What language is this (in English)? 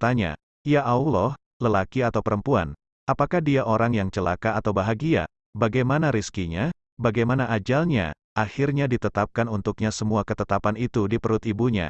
Indonesian